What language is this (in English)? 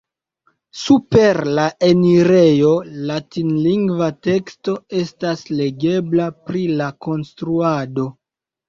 Esperanto